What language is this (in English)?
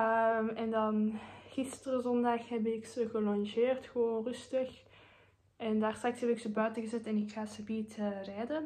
Dutch